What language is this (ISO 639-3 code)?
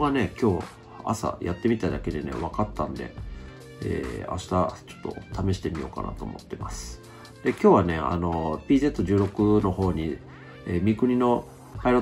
jpn